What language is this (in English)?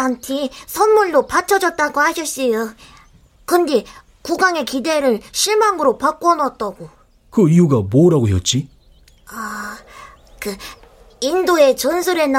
Korean